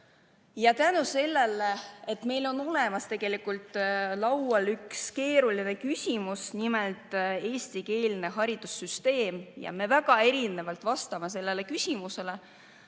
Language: Estonian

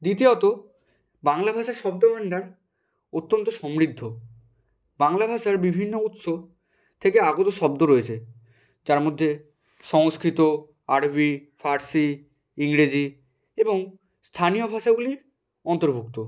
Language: Bangla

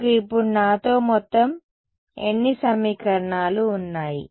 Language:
Telugu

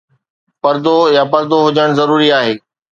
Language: Sindhi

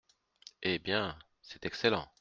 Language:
French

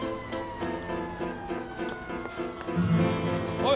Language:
Japanese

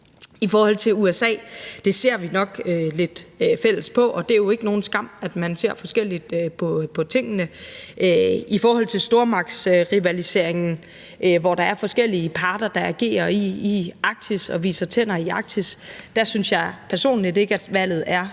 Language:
Danish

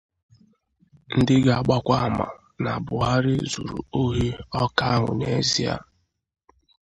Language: Igbo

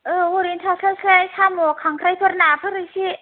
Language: Bodo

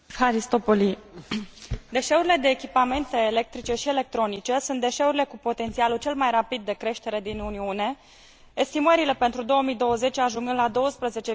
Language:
Romanian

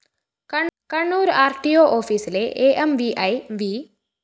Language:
Malayalam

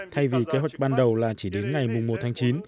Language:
Vietnamese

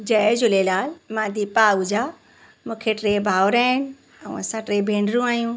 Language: Sindhi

